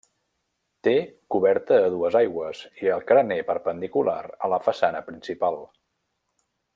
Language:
Catalan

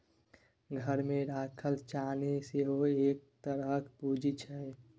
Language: Maithili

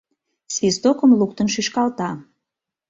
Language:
Mari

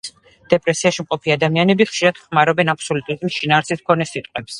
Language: Georgian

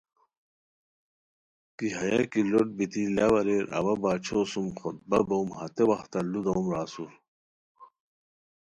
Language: Khowar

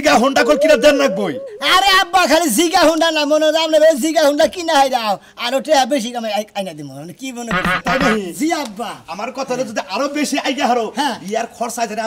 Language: Bangla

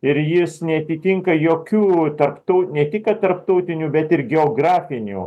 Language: Lithuanian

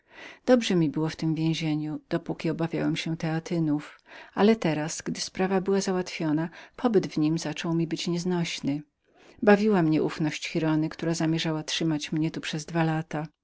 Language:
Polish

